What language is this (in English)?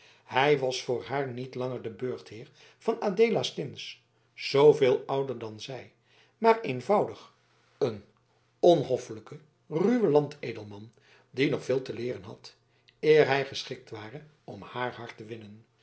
Dutch